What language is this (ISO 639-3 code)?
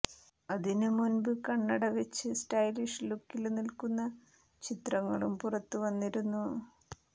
mal